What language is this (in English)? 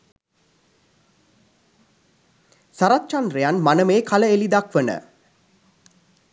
Sinhala